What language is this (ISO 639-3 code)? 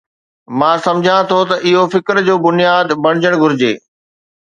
snd